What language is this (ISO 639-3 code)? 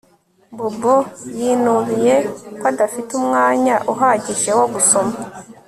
kin